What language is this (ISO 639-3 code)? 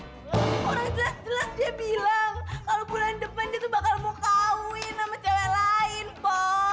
ind